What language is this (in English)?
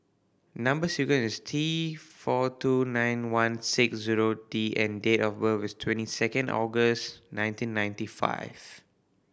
English